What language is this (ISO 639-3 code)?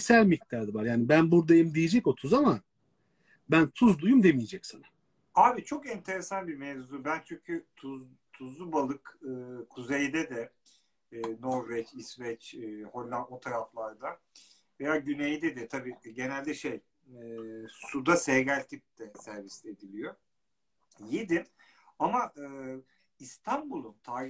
tur